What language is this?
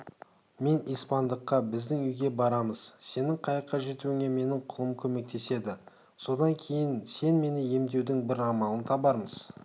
Kazakh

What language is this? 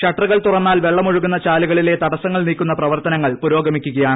Malayalam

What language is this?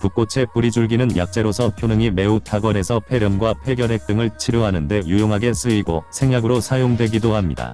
Korean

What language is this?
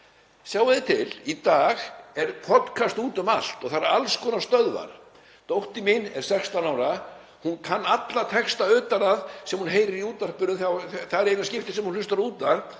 Icelandic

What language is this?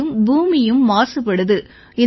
Tamil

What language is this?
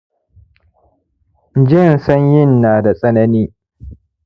Hausa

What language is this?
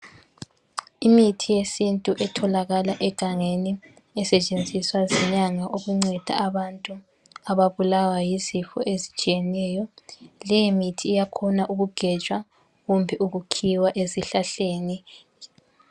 North Ndebele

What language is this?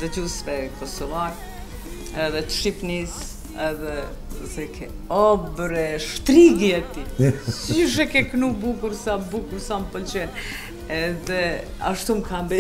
Romanian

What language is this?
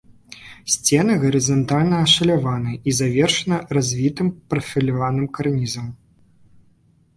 Belarusian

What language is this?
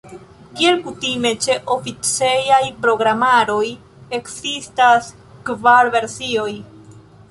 Esperanto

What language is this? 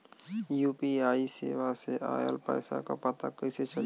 Bhojpuri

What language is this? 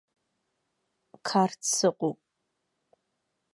Abkhazian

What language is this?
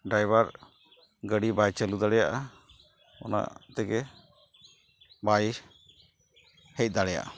Santali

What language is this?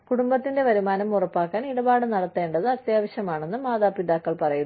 Malayalam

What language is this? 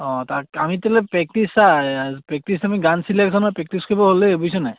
Assamese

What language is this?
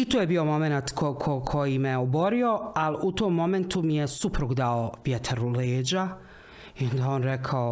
Croatian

